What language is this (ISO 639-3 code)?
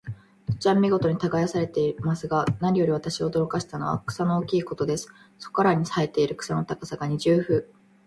jpn